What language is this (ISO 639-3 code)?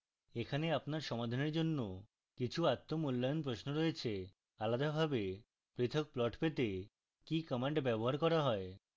ben